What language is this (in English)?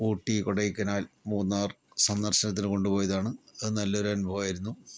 Malayalam